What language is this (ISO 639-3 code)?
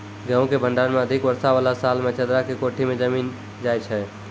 mai